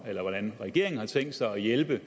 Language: Danish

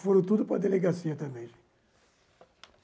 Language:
Portuguese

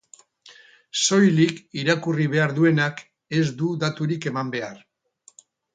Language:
Basque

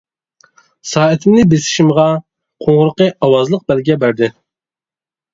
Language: Uyghur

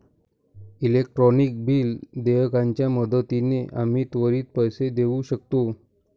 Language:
Marathi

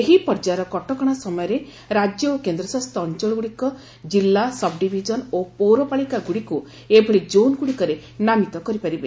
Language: Odia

